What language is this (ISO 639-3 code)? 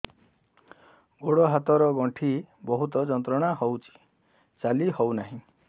ori